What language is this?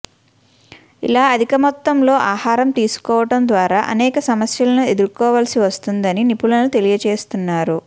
Telugu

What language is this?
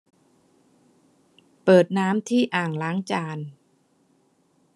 Thai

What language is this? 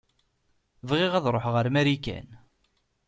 Kabyle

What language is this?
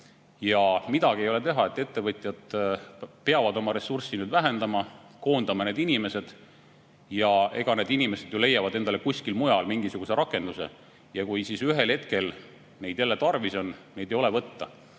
Estonian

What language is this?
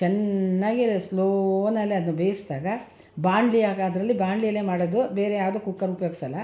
Kannada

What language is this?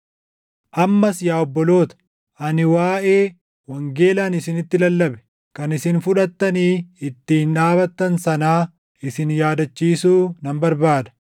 Oromo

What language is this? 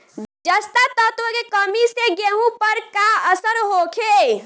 Bhojpuri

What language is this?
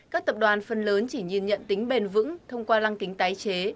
Vietnamese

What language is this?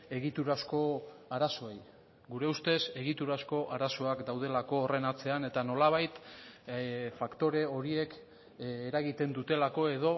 Basque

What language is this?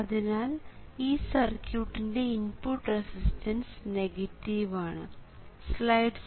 Malayalam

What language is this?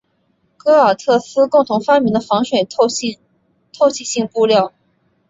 Chinese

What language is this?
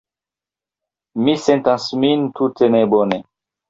Esperanto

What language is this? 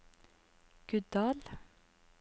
Norwegian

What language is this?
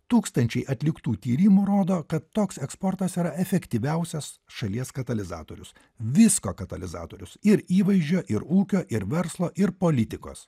Lithuanian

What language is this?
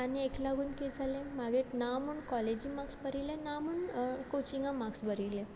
Konkani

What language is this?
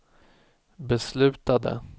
Swedish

